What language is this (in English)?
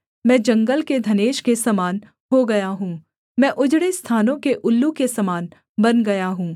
Hindi